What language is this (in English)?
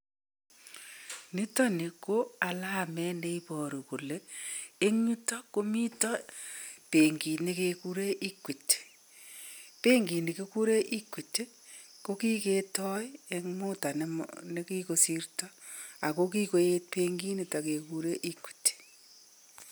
Kalenjin